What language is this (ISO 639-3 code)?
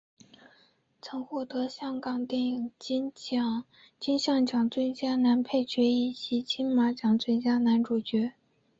zho